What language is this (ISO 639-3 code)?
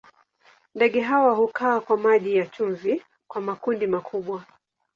swa